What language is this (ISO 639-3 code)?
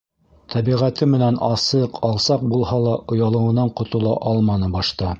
bak